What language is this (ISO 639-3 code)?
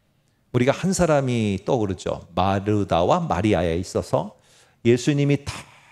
kor